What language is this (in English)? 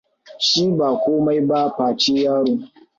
Hausa